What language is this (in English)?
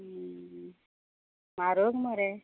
Konkani